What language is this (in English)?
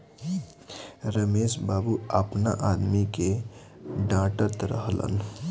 Bhojpuri